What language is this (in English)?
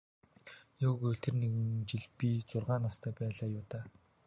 Mongolian